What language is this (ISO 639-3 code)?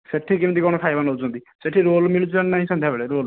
ori